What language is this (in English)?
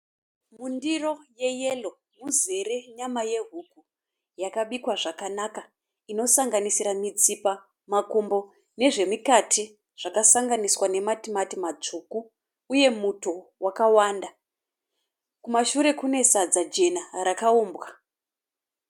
Shona